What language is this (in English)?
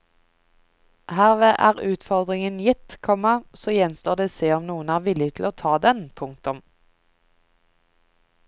Norwegian